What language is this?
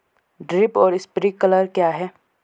Hindi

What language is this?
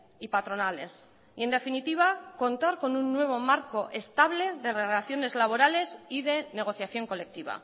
Spanish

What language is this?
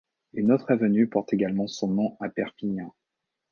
French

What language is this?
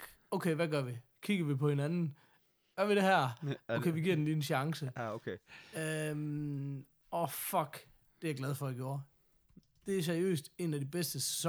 Danish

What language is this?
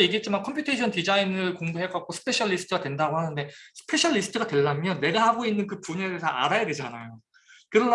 Korean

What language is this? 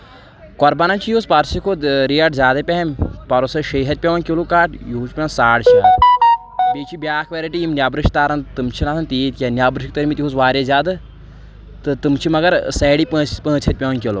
Kashmiri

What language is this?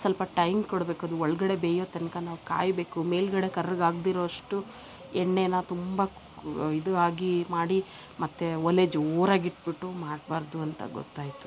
Kannada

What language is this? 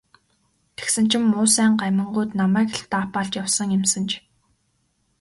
Mongolian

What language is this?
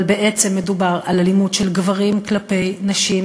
Hebrew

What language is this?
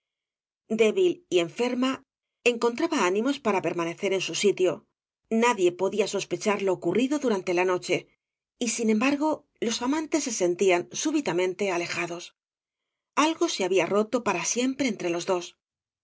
Spanish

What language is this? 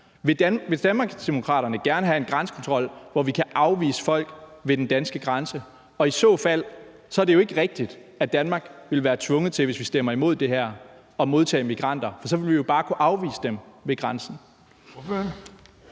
Danish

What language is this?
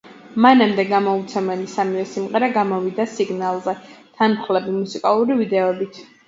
Georgian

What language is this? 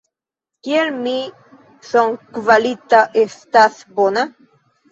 Esperanto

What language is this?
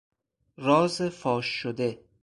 Persian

